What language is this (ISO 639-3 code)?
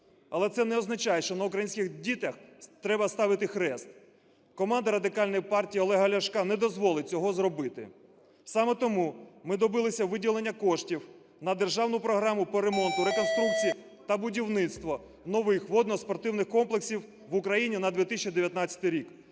ukr